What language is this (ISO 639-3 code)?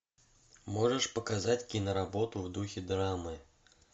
rus